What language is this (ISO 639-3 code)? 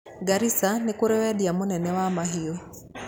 kik